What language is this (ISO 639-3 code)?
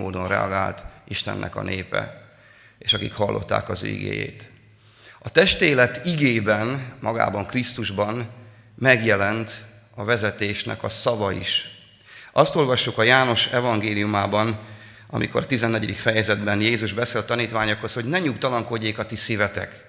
hun